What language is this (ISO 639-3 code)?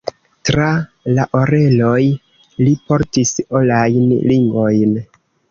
epo